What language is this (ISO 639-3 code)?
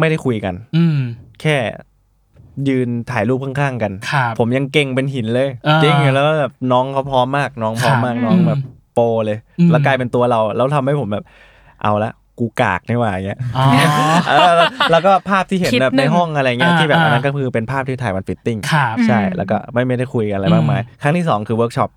tha